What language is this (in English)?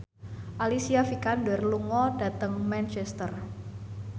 Javanese